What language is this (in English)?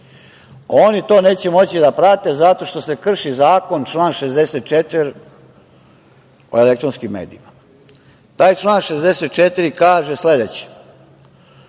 Serbian